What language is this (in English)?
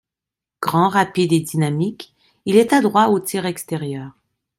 French